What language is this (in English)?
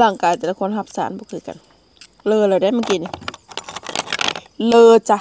Thai